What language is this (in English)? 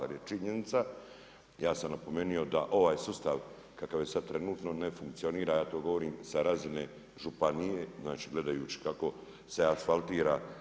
Croatian